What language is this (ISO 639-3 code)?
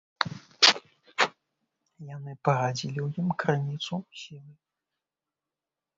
bel